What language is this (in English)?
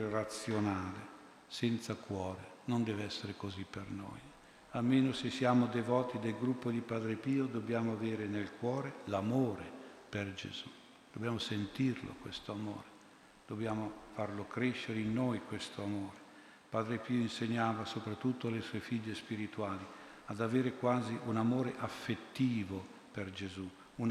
Italian